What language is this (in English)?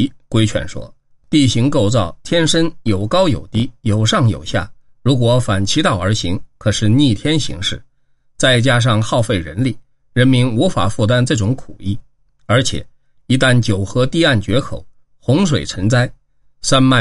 Chinese